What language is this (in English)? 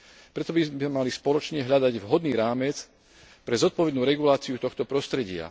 Slovak